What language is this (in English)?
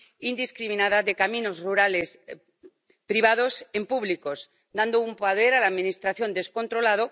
Spanish